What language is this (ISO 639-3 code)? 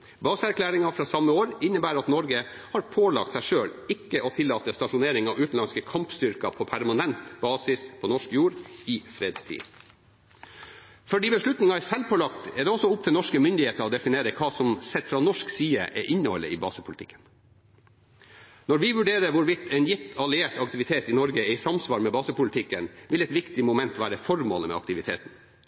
nob